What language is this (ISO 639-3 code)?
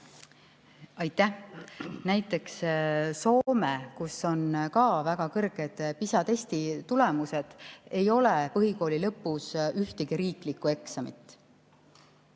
est